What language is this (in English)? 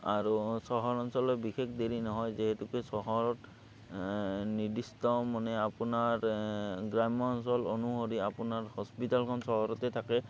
Assamese